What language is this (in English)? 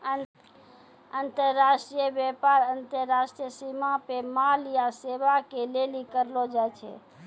Maithili